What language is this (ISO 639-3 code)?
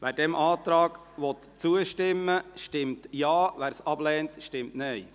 gsw